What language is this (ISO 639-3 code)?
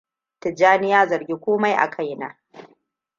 hau